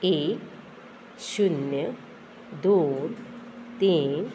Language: Konkani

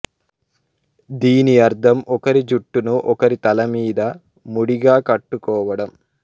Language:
Telugu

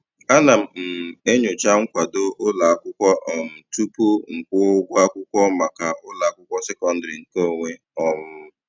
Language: Igbo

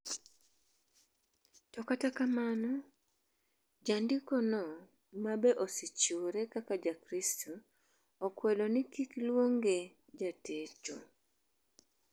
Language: Luo (Kenya and Tanzania)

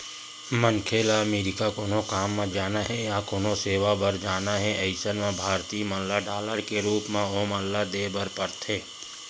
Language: Chhattisgarhi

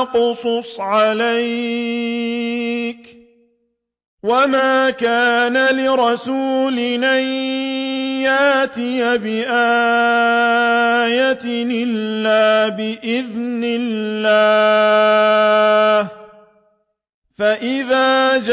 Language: Arabic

